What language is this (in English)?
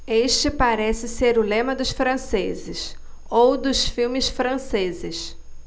Portuguese